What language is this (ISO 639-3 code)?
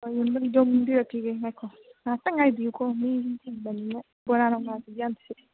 mni